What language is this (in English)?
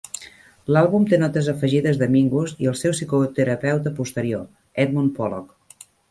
Catalan